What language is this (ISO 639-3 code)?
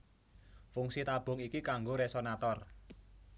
jav